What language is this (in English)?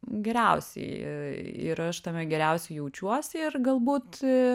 Lithuanian